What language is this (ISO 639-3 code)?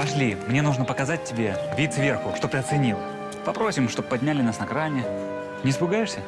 rus